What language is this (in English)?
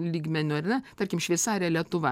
Lithuanian